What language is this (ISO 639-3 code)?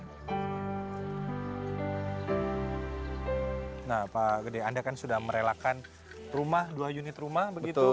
ind